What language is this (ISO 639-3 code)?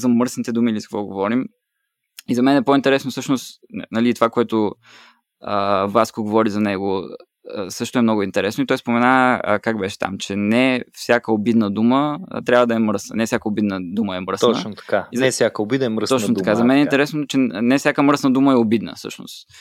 bul